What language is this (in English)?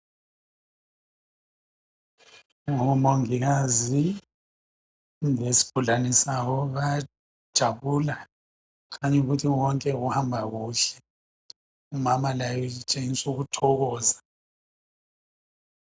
North Ndebele